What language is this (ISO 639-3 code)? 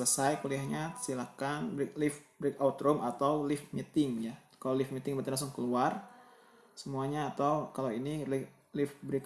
ind